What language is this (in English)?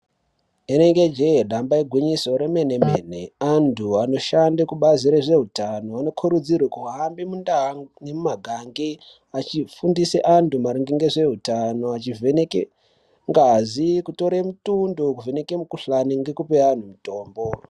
Ndau